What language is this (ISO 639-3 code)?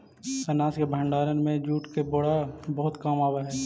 mag